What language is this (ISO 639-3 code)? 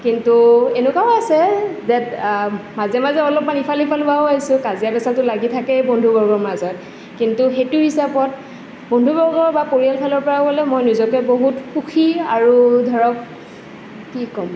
asm